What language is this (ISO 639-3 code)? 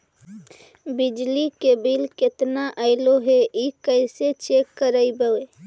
mag